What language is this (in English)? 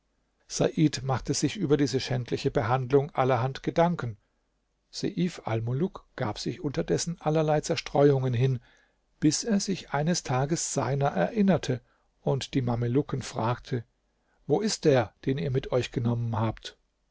German